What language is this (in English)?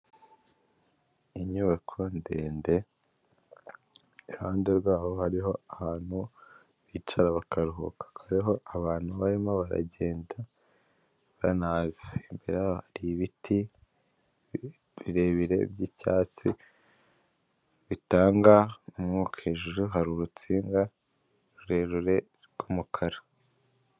Kinyarwanda